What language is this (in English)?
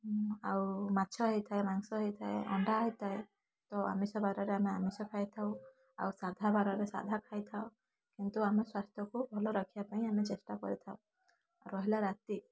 Odia